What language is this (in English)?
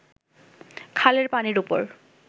Bangla